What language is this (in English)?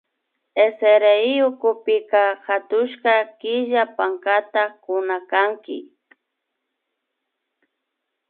Imbabura Highland Quichua